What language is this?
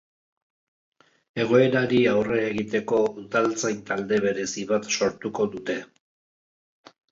Basque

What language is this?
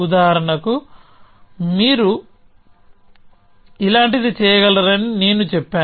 Telugu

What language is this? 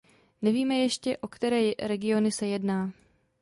Czech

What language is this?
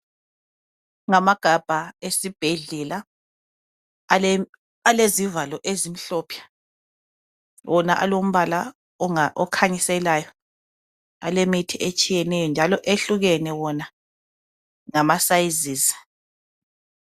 North Ndebele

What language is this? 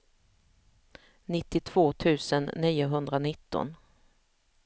Swedish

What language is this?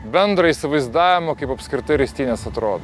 Lithuanian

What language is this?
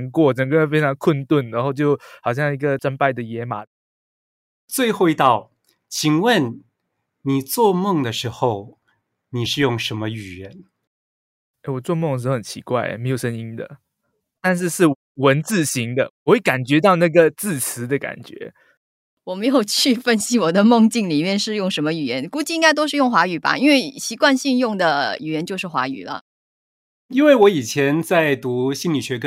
Chinese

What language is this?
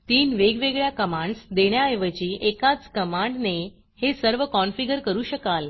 Marathi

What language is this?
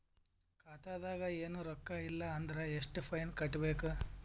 Kannada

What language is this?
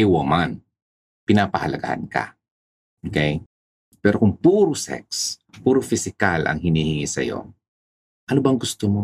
Filipino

